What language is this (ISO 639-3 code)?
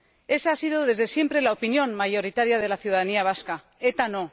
spa